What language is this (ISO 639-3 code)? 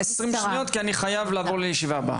heb